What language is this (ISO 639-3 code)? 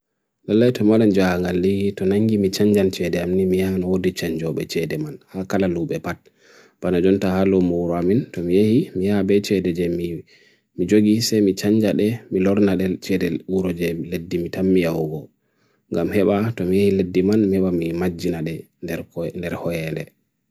fui